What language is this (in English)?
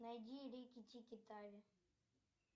Russian